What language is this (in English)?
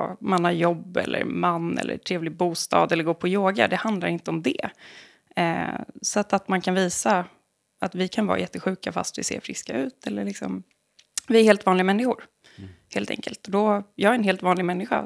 Swedish